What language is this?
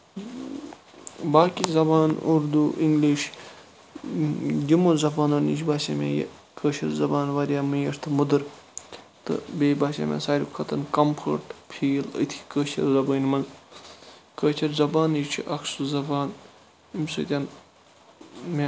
Kashmiri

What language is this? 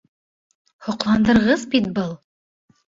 Bashkir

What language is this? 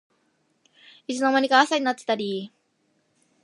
Japanese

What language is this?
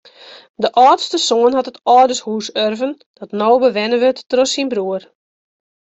Western Frisian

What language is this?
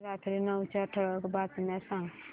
Marathi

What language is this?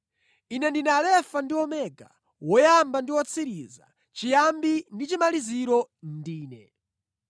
Nyanja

